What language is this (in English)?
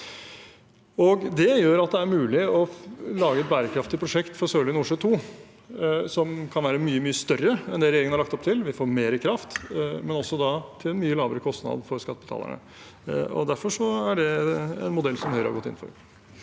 Norwegian